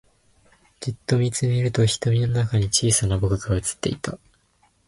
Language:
Japanese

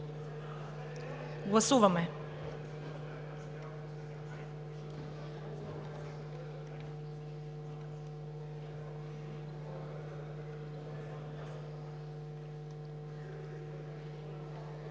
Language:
Bulgarian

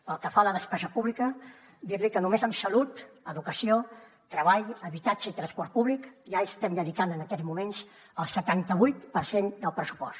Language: Catalan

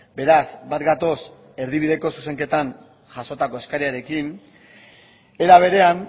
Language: Basque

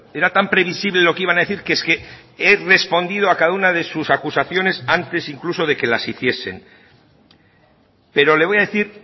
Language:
Spanish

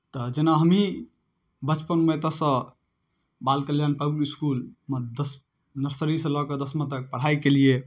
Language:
Maithili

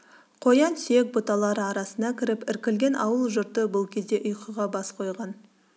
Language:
Kazakh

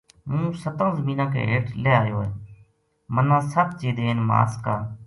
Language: Gujari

